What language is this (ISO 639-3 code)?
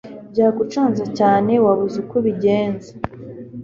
kin